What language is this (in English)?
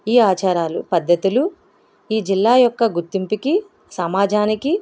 Telugu